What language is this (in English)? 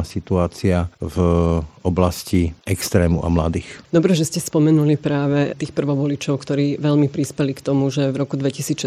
Slovak